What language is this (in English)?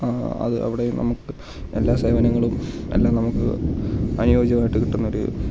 Malayalam